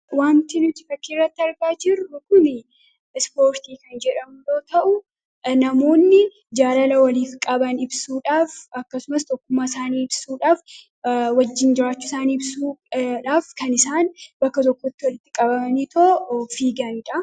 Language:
Oromo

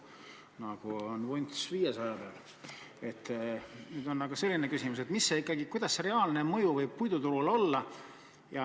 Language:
Estonian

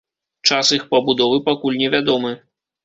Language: Belarusian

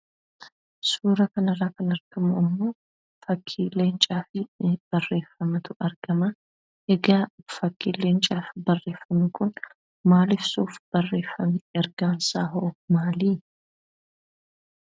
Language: Oromo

